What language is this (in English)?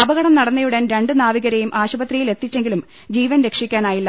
Malayalam